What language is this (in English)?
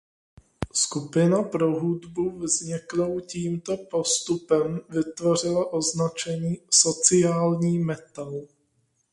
Czech